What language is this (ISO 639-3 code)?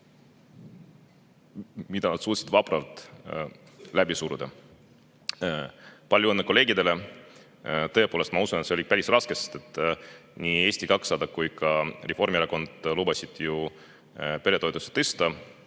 est